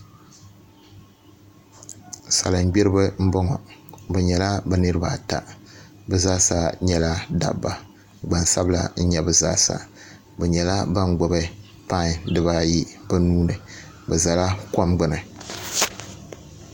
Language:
Dagbani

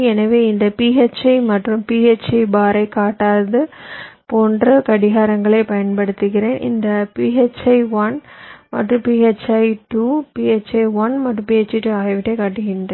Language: Tamil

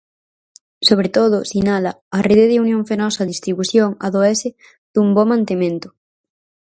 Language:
Galician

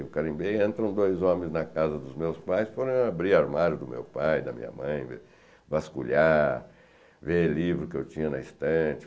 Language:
Portuguese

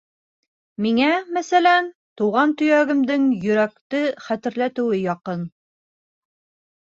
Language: Bashkir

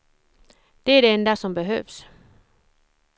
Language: Swedish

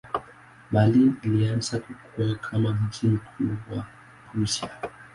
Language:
Swahili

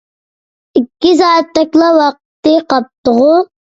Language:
Uyghur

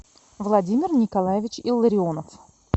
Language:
Russian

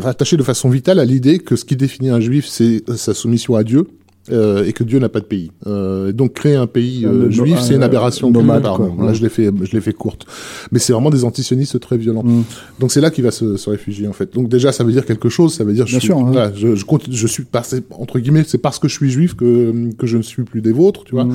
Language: French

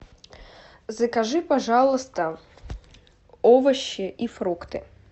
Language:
Russian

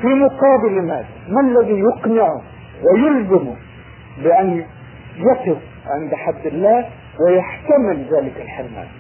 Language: Arabic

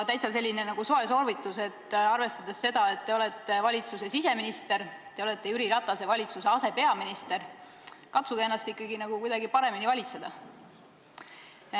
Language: Estonian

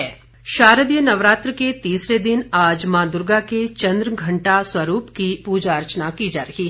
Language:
Hindi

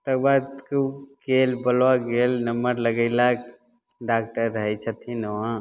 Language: Maithili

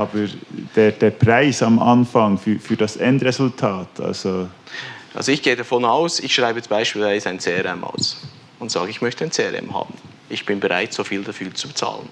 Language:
German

